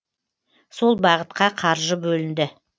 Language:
Kazakh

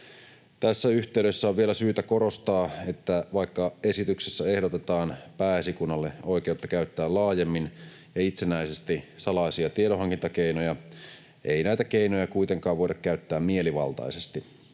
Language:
Finnish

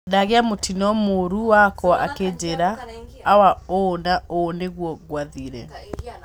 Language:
Kikuyu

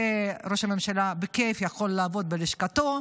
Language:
Hebrew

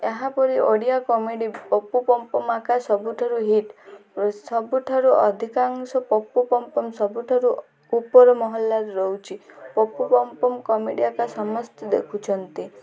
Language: Odia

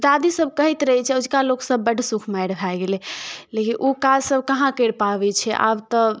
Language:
Maithili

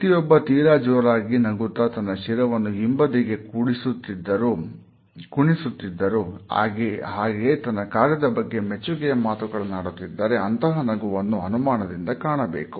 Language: Kannada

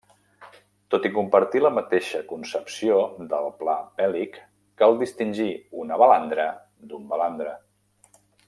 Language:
Catalan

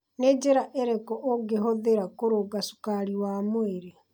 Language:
Kikuyu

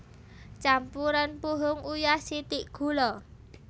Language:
Javanese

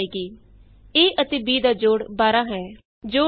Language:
Punjabi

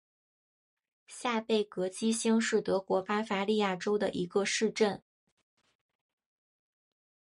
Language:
Chinese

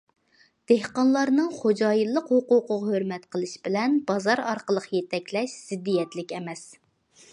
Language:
Uyghur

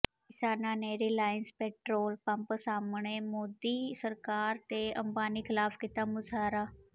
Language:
Punjabi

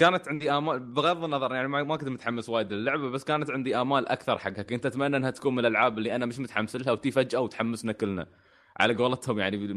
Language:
Arabic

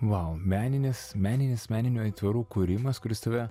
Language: Lithuanian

